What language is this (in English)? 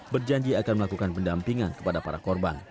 Indonesian